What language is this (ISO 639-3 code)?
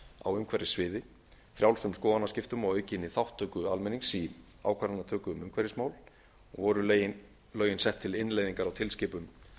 isl